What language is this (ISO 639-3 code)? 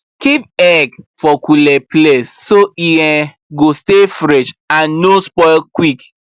pcm